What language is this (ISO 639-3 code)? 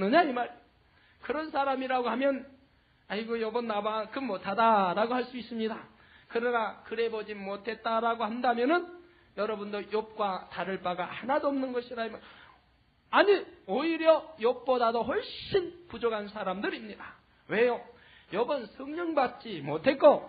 kor